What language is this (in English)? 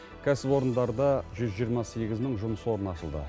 Kazakh